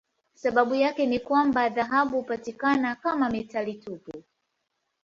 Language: Swahili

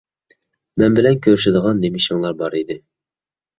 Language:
Uyghur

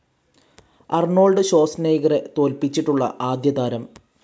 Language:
Malayalam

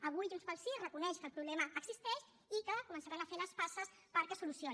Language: Catalan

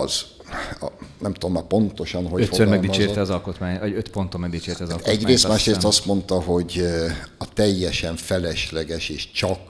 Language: Hungarian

